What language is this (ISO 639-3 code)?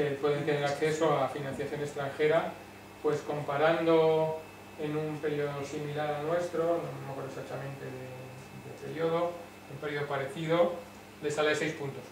spa